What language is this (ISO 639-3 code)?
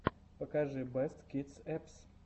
rus